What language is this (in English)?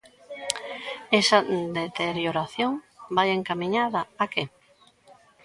Galician